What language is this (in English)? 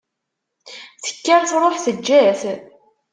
Kabyle